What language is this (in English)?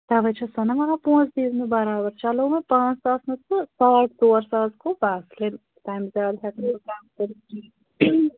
Kashmiri